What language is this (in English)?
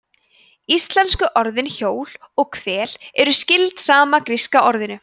Icelandic